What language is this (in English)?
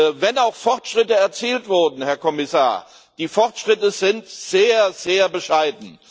German